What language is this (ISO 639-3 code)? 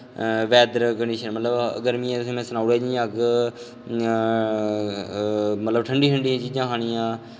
doi